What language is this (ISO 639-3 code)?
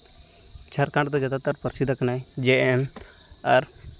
sat